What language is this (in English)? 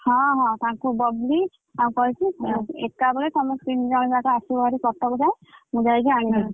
Odia